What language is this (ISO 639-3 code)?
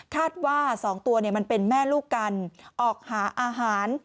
tha